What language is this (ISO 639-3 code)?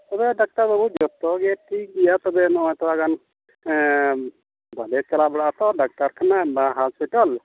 sat